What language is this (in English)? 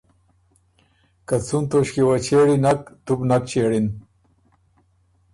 Ormuri